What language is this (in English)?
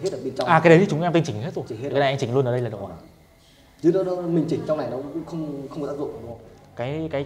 Vietnamese